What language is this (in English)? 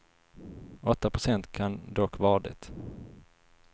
Swedish